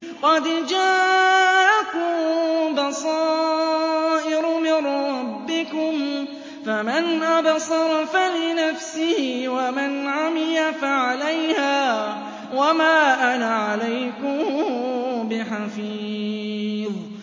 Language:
Arabic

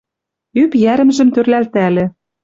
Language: Western Mari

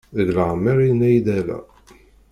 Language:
Kabyle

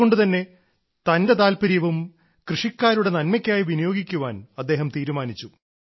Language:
Malayalam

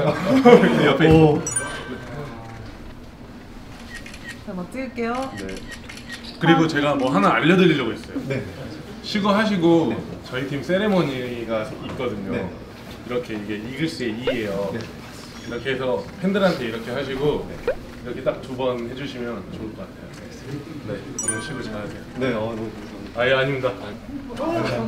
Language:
Korean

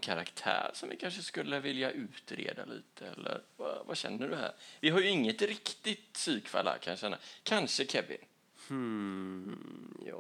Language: Swedish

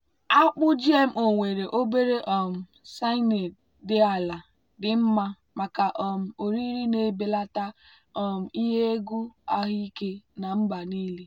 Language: Igbo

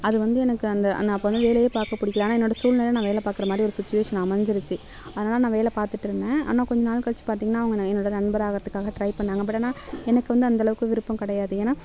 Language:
Tamil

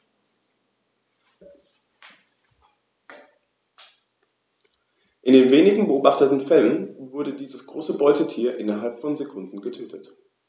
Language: German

